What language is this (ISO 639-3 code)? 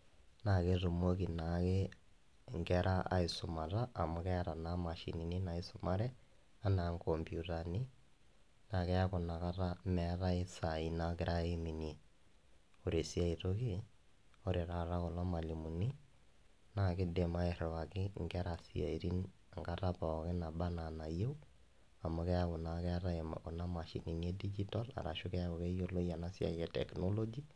mas